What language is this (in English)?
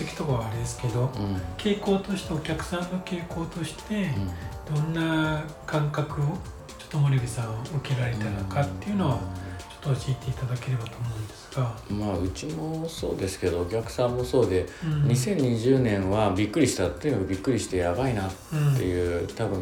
Japanese